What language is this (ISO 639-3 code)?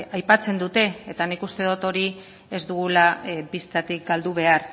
eus